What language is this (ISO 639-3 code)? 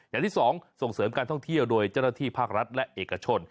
tha